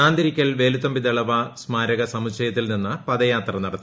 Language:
Malayalam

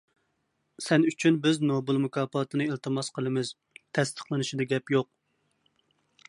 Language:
Uyghur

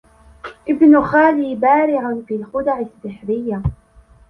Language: Arabic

